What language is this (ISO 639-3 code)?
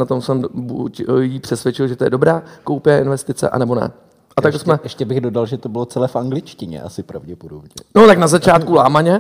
ces